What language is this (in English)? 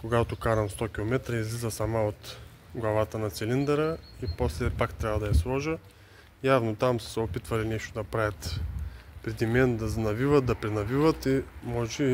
Bulgarian